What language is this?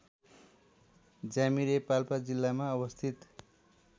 Nepali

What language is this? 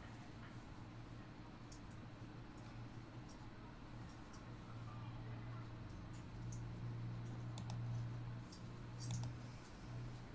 Polish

